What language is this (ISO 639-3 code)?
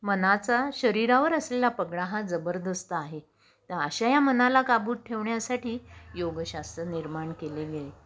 mar